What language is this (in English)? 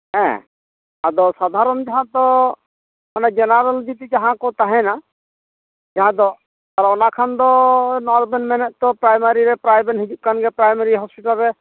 Santali